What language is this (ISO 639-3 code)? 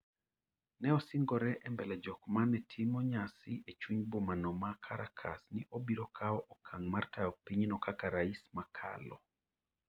luo